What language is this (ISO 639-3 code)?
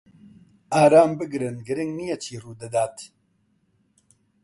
ckb